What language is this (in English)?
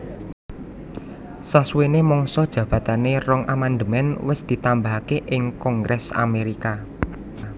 Javanese